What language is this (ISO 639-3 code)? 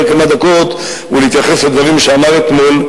heb